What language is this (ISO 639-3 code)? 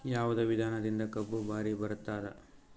kan